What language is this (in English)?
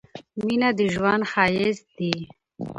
Pashto